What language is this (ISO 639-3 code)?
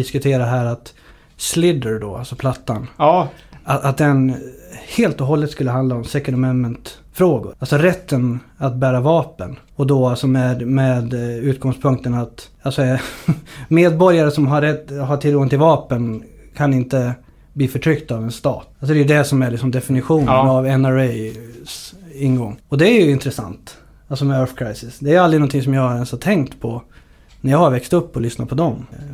swe